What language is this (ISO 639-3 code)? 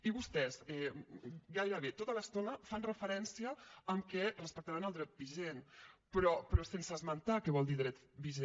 cat